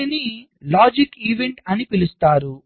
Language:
Telugu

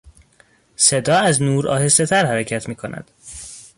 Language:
Persian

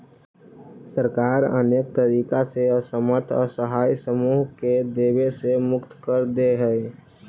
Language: Magahi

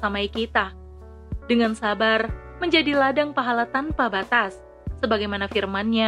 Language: Indonesian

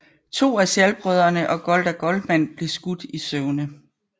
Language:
Danish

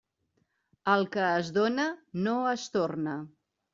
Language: Catalan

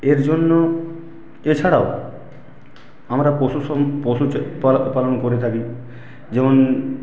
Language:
Bangla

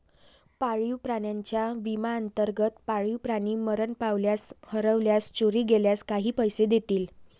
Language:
Marathi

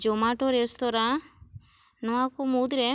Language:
Santali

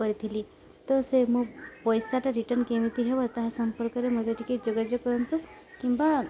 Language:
Odia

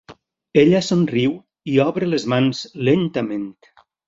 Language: Catalan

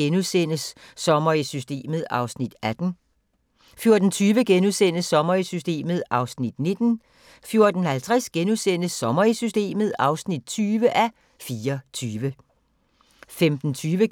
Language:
Danish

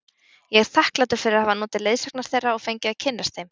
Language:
Icelandic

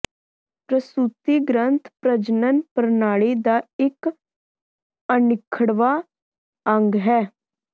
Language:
Punjabi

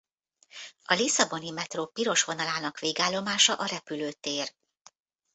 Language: Hungarian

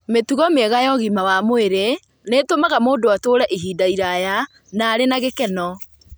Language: Kikuyu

